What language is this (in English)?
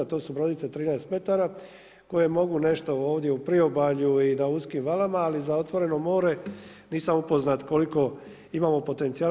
Croatian